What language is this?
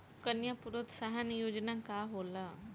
Bhojpuri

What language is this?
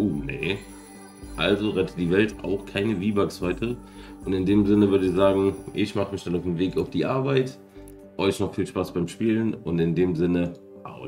German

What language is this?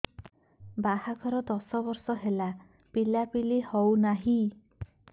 Odia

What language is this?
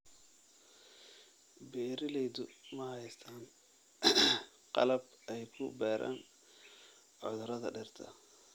Somali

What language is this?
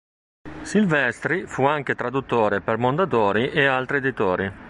Italian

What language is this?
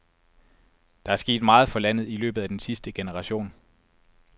Danish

